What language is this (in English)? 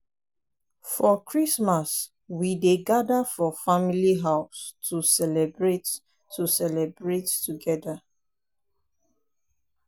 Nigerian Pidgin